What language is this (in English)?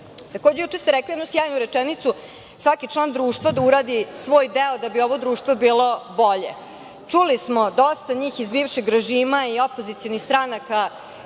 Serbian